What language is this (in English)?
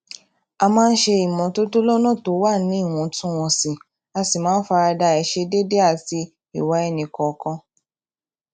Yoruba